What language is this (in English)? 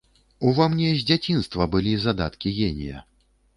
Belarusian